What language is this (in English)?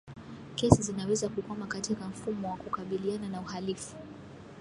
Swahili